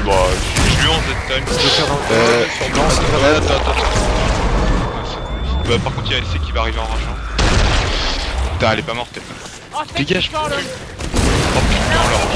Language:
French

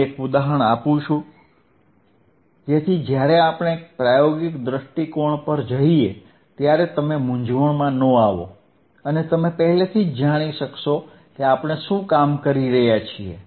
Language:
Gujarati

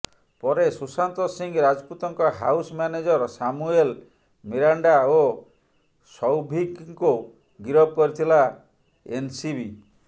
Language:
Odia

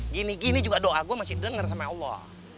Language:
Indonesian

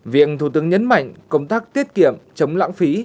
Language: Vietnamese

